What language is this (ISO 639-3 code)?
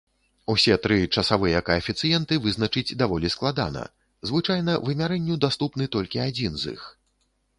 bel